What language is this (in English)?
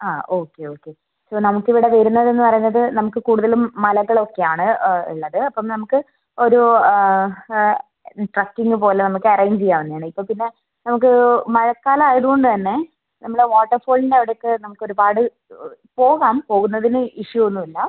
Malayalam